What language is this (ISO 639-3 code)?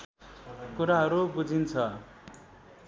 nep